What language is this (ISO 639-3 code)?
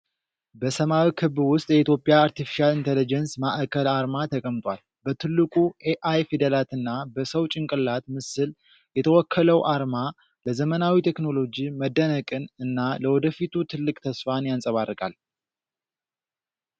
amh